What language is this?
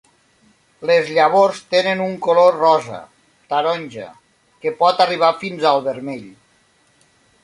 Catalan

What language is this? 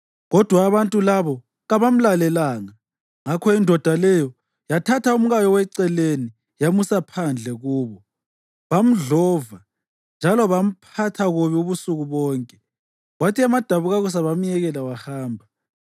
North Ndebele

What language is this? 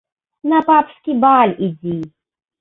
Belarusian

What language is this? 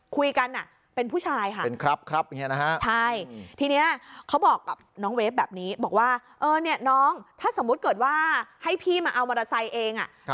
Thai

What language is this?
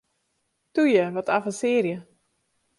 Western Frisian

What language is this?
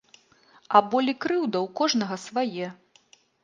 Belarusian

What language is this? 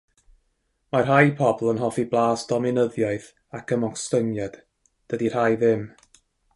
Welsh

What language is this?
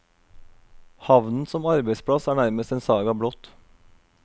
Norwegian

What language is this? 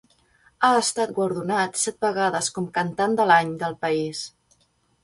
Catalan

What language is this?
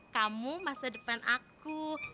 Indonesian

